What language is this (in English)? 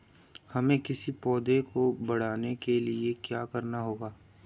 Hindi